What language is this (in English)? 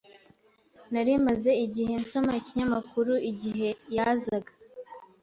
Kinyarwanda